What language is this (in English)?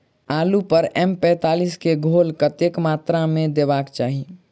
Maithili